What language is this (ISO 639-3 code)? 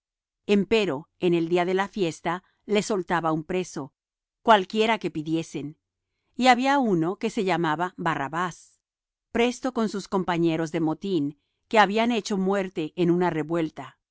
spa